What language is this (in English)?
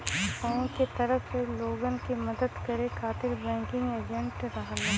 Bhojpuri